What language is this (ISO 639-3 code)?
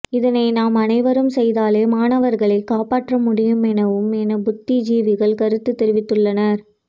tam